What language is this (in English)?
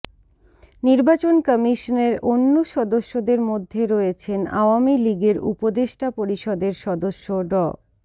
Bangla